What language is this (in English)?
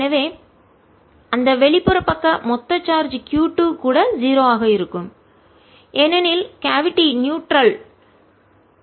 Tamil